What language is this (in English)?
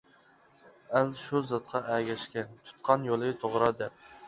Uyghur